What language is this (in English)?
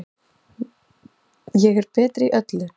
Icelandic